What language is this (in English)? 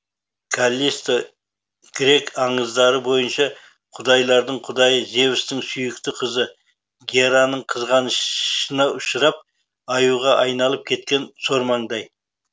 Kazakh